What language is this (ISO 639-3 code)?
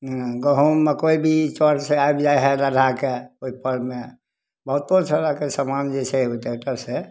mai